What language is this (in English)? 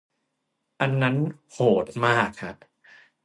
Thai